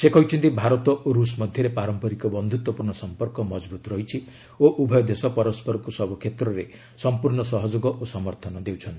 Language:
Odia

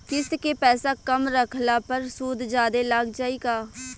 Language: Bhojpuri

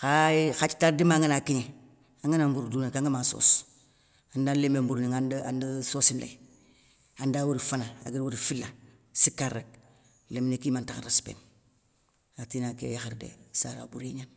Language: Soninke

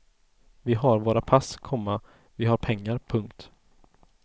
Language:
Swedish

